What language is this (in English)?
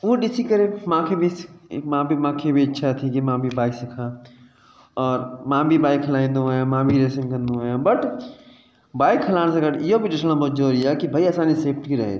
Sindhi